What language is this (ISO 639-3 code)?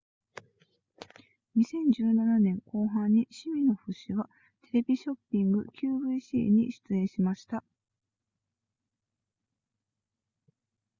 jpn